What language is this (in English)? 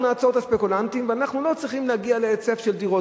Hebrew